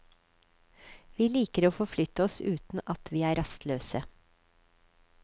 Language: Norwegian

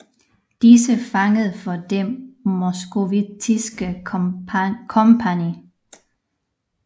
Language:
Danish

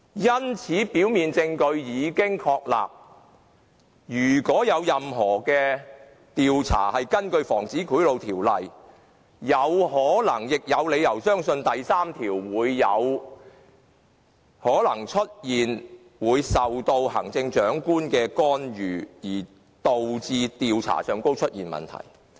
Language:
Cantonese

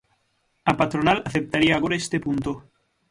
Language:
Galician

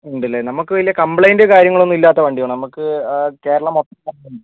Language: Malayalam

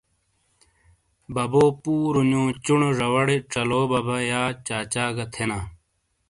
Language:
Shina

